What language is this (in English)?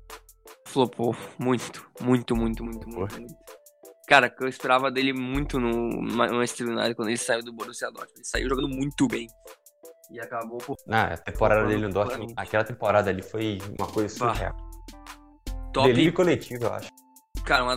Portuguese